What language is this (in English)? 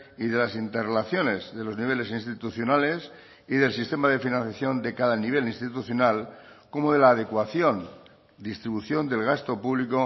Spanish